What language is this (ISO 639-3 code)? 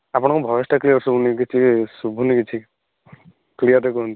ori